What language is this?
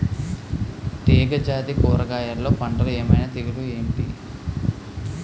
Telugu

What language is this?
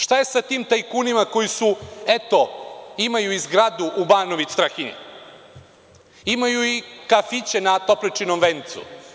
Serbian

